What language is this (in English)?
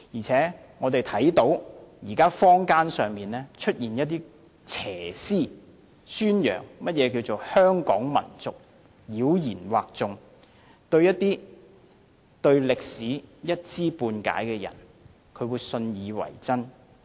Cantonese